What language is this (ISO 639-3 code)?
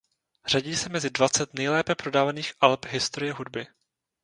ces